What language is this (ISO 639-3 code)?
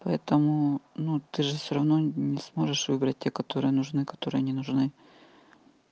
rus